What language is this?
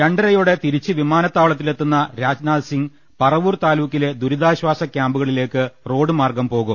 Malayalam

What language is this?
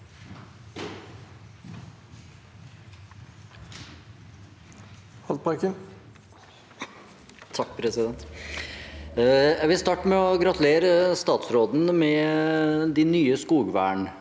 Norwegian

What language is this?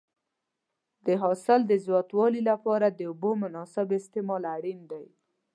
Pashto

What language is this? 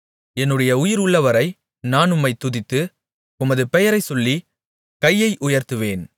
Tamil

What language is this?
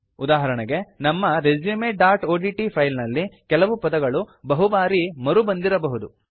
Kannada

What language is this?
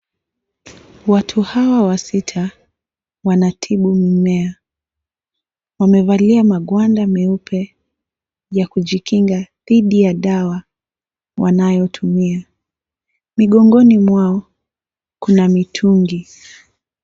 Swahili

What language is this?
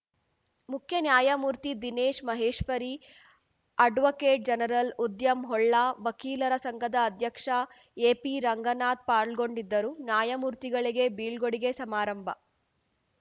Kannada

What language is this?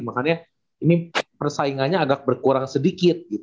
Indonesian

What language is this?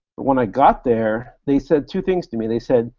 English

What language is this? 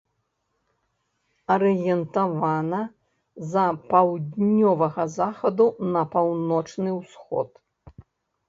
Belarusian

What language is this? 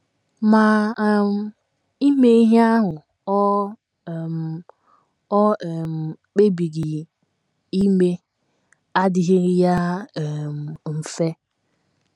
Igbo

